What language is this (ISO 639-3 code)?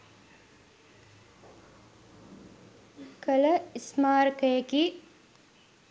sin